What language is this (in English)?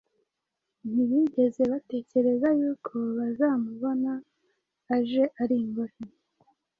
Kinyarwanda